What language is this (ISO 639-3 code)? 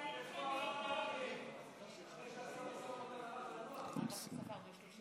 heb